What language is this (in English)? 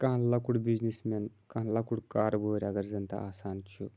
Kashmiri